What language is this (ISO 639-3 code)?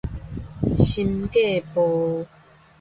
nan